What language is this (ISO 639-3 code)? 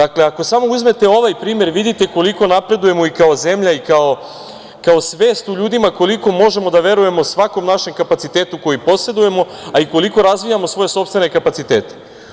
srp